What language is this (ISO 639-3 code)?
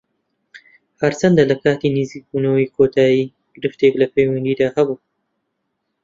ckb